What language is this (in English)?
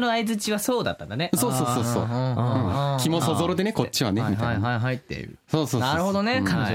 Japanese